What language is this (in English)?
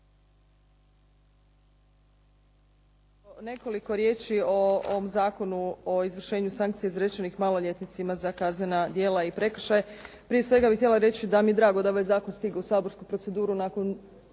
Croatian